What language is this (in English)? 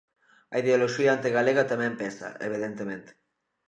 Galician